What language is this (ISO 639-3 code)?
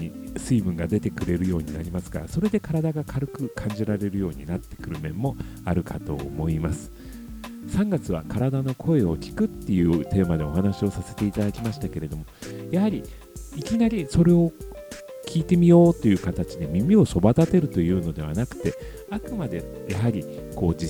jpn